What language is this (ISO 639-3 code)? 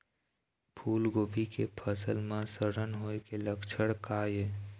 hne